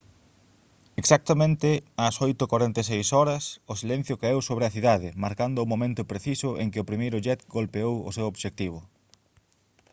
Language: Galician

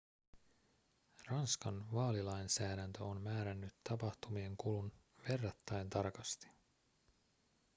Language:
Finnish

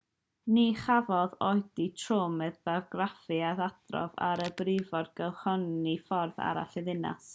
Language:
Welsh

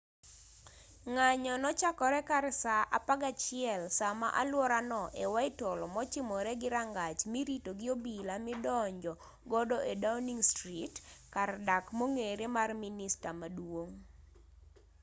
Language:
Luo (Kenya and Tanzania)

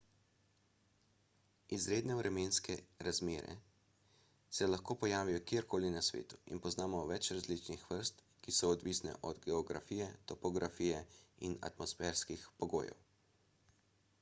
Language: Slovenian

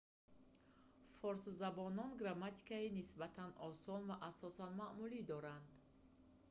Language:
Tajik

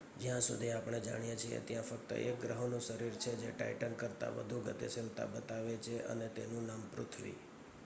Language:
Gujarati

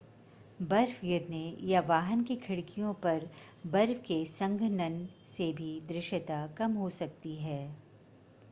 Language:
Hindi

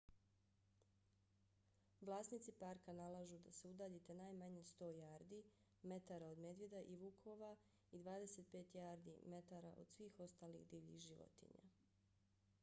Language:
Bosnian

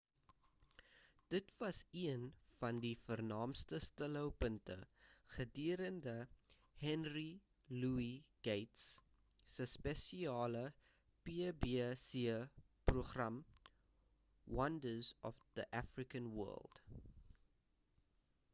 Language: Afrikaans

